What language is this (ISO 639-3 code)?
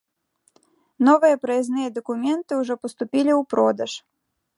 bel